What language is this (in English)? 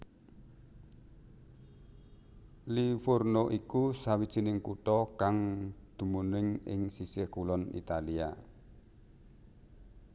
Javanese